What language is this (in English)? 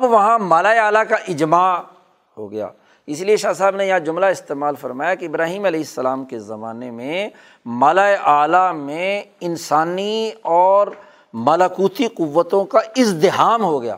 Urdu